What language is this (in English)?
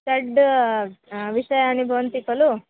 Sanskrit